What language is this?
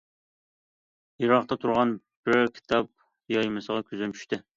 Uyghur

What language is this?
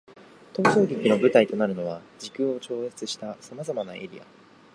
Japanese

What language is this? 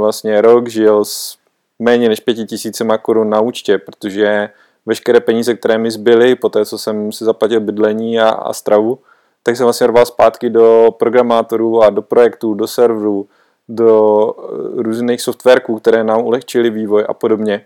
Czech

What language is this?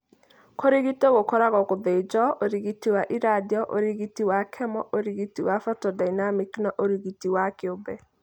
Kikuyu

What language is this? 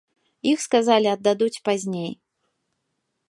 Belarusian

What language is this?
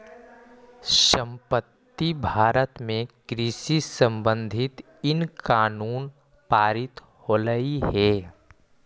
Magahi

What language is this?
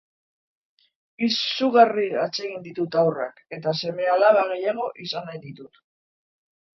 Basque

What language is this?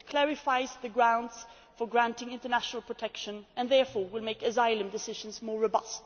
English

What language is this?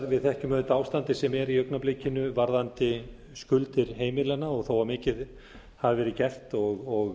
Icelandic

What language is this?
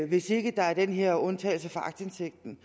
Danish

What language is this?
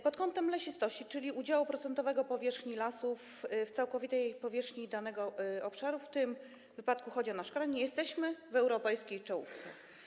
Polish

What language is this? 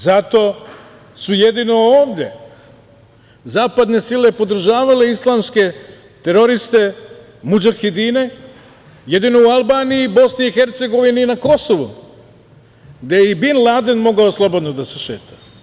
Serbian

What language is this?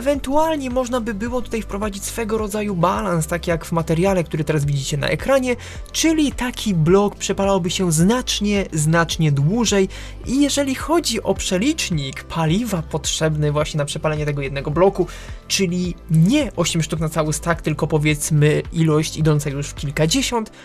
Polish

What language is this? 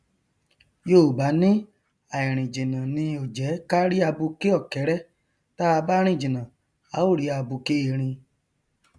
Yoruba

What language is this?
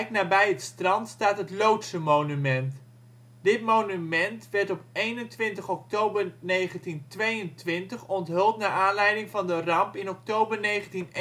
Dutch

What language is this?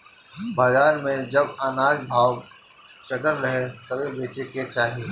Bhojpuri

